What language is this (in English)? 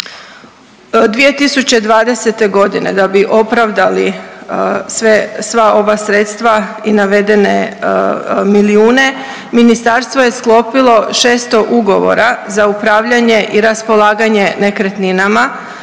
Croatian